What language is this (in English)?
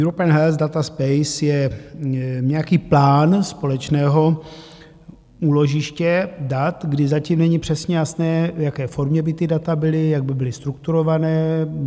Czech